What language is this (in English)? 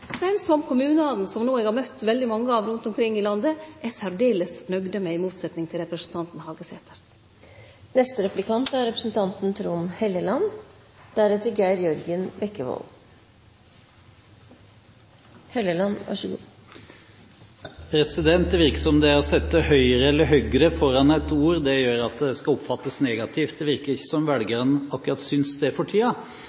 Norwegian